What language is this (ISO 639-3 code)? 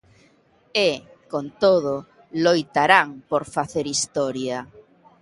glg